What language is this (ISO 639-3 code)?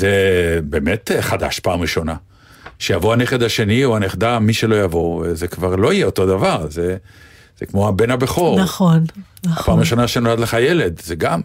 heb